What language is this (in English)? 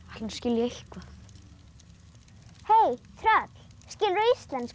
Icelandic